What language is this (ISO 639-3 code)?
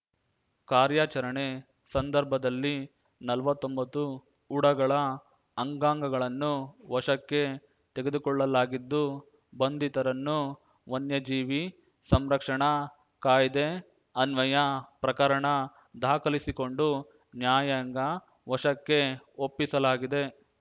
kan